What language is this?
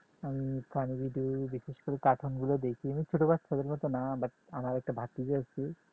Bangla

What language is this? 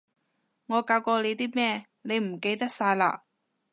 Cantonese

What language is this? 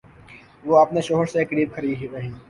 Urdu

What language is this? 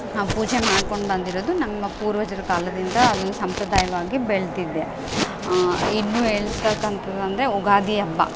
Kannada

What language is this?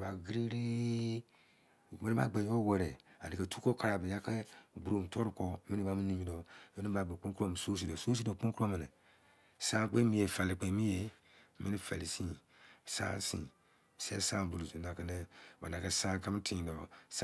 Izon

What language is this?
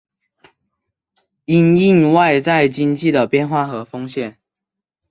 Chinese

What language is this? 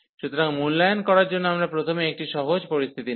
Bangla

